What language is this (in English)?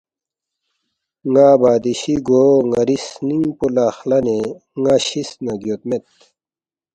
Balti